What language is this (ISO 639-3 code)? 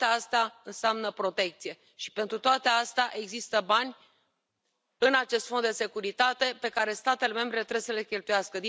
ron